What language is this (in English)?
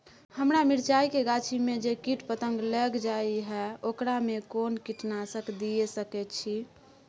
Maithili